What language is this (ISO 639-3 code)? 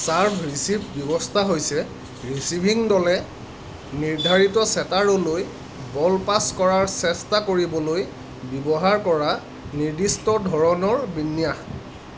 asm